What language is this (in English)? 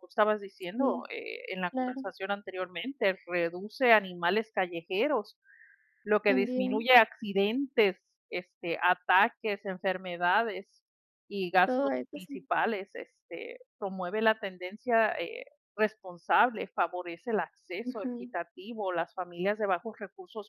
Spanish